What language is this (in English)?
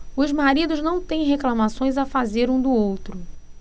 Portuguese